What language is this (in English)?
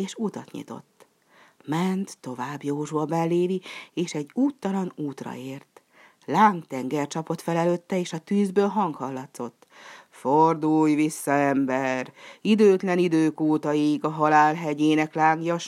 Hungarian